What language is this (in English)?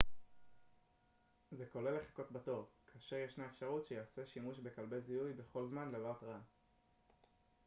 Hebrew